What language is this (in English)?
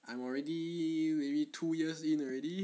English